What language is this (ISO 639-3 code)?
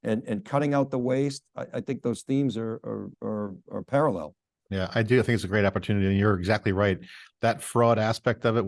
eng